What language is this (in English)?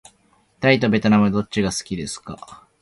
Japanese